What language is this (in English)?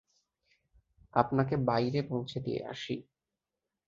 Bangla